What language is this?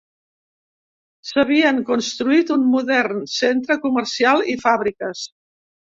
Catalan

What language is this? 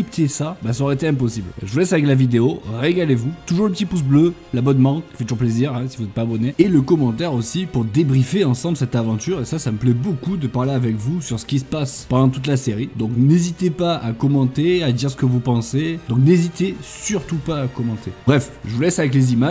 French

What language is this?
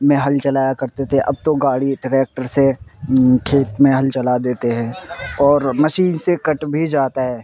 Urdu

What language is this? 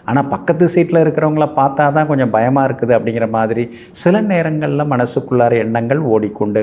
Tamil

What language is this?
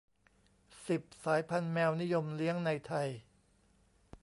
Thai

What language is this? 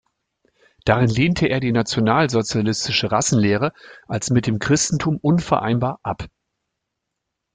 German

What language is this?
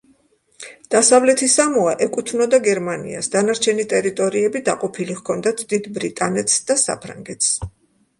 Georgian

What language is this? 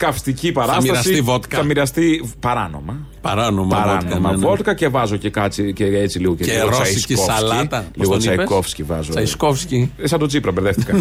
Greek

